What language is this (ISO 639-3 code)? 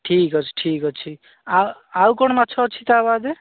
ori